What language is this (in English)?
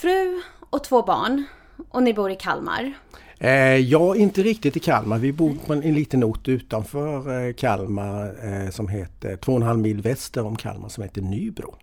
Swedish